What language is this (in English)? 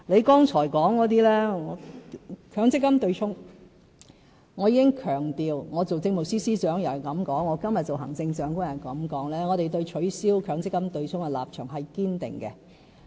Cantonese